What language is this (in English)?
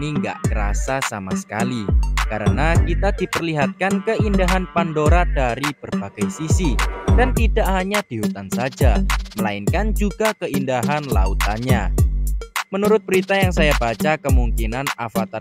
Indonesian